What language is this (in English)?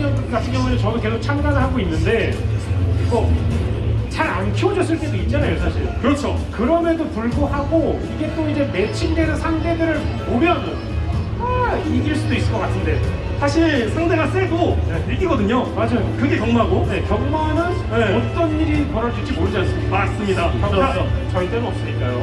Korean